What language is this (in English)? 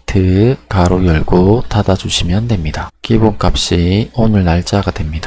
Korean